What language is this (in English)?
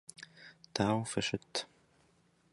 Kabardian